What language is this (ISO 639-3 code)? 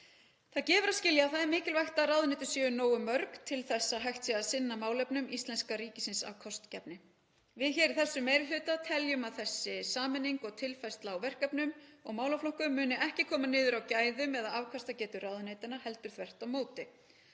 isl